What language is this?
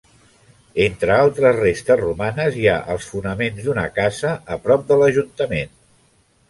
Catalan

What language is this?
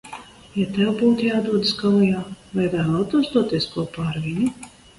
Latvian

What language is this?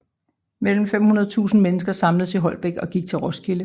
Danish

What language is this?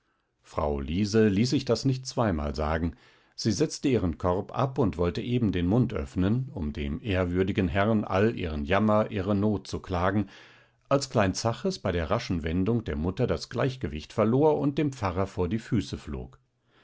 German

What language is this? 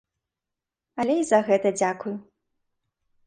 Belarusian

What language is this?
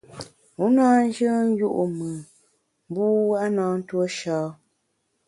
Bamun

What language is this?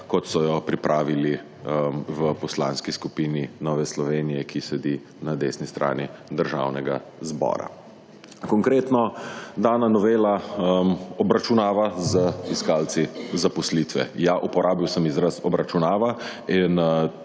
Slovenian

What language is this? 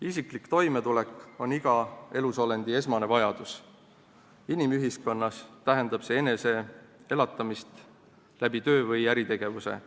Estonian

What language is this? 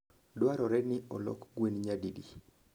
Luo (Kenya and Tanzania)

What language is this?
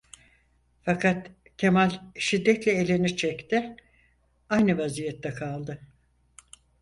Turkish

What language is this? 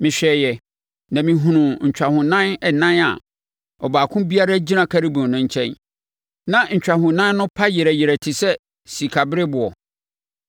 Akan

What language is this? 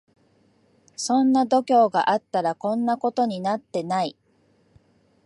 Japanese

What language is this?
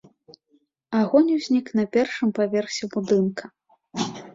Belarusian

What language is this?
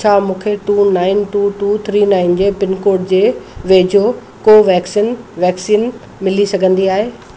Sindhi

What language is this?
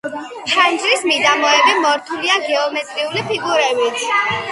Georgian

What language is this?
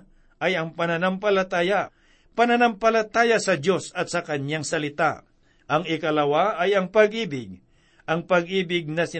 Filipino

